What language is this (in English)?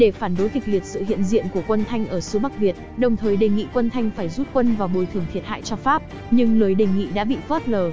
Vietnamese